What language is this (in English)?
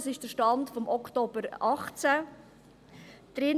Swiss German